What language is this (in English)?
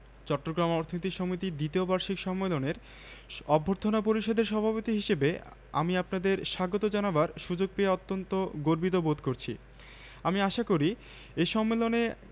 Bangla